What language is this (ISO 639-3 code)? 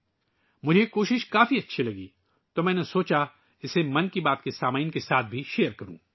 urd